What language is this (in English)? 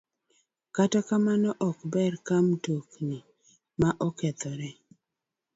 Luo (Kenya and Tanzania)